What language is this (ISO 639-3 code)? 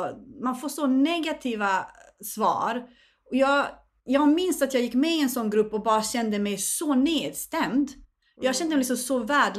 swe